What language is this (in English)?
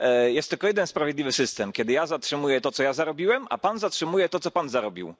Polish